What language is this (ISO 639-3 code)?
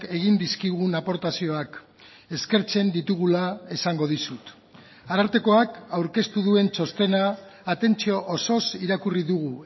eus